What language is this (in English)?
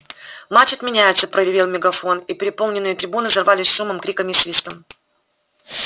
Russian